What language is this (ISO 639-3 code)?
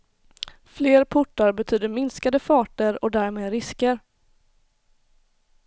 swe